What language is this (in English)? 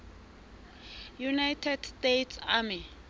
Southern Sotho